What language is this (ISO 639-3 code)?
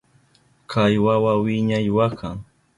qup